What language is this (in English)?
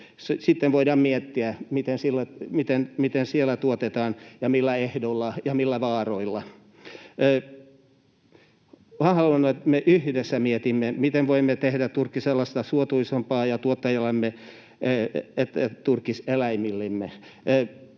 Finnish